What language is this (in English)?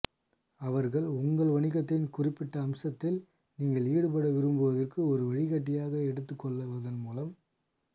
Tamil